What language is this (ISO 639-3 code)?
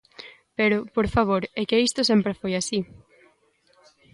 glg